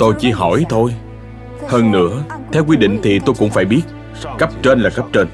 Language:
Vietnamese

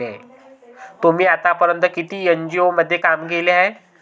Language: Marathi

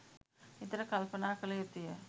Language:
Sinhala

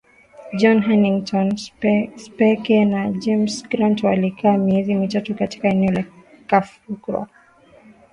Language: Swahili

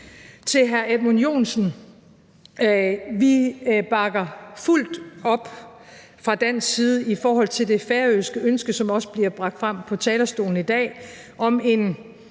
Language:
Danish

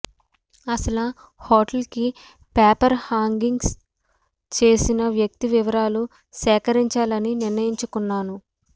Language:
Telugu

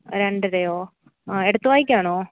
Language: Malayalam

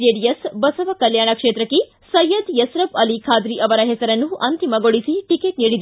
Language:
Kannada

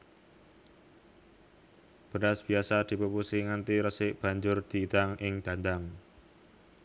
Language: Javanese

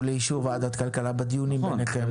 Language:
Hebrew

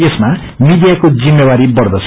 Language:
Nepali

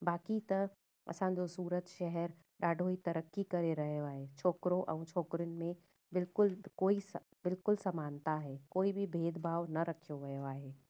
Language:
Sindhi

